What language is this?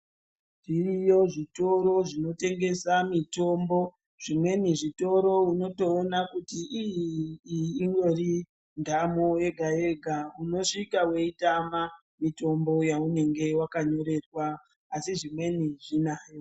Ndau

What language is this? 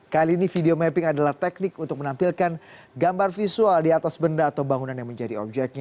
Indonesian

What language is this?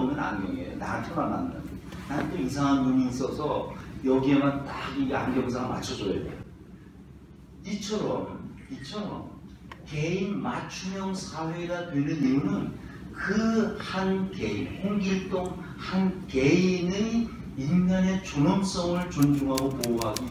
Korean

